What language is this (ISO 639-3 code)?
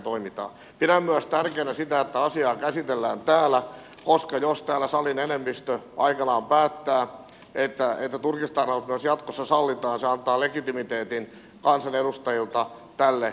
fin